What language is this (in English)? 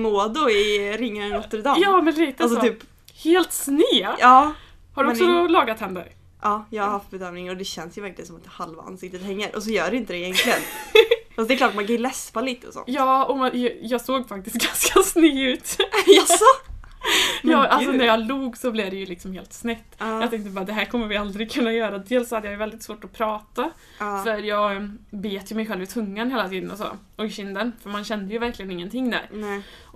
Swedish